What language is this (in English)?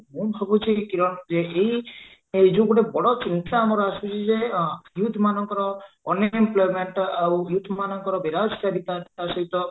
Odia